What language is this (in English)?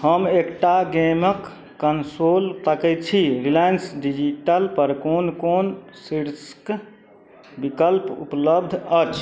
Maithili